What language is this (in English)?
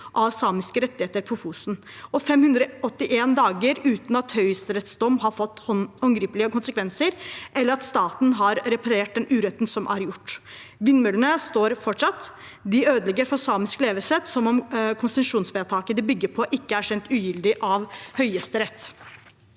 Norwegian